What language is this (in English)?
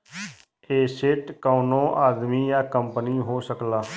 Bhojpuri